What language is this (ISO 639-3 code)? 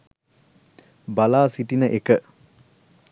sin